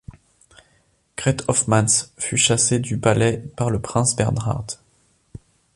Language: French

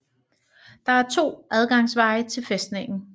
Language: Danish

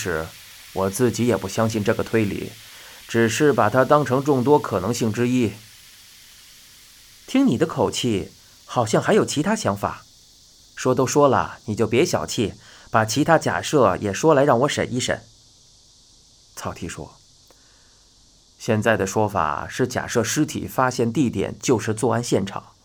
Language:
Chinese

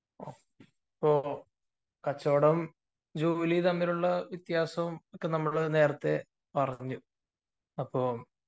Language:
Malayalam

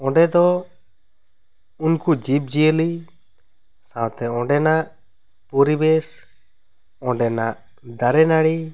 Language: Santali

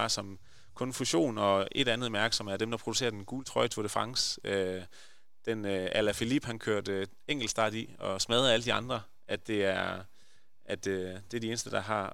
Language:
Danish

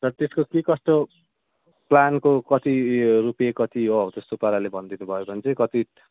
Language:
Nepali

